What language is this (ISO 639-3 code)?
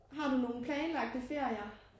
dan